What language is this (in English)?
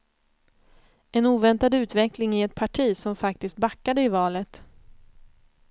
Swedish